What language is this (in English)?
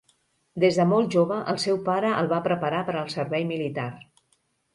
Catalan